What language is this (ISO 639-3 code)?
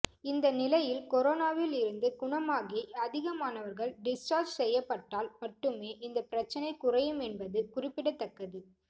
tam